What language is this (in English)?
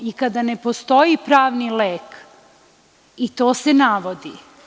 Serbian